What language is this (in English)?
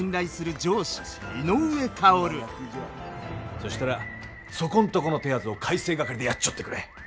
Japanese